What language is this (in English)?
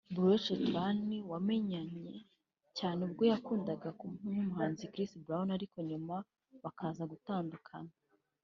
Kinyarwanda